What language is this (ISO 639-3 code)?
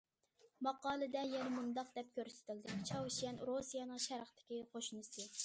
uig